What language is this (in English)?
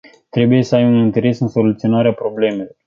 Romanian